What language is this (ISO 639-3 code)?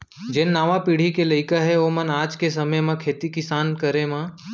hne